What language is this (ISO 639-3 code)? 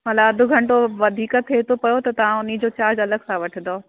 snd